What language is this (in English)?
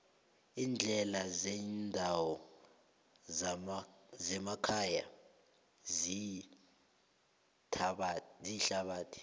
South Ndebele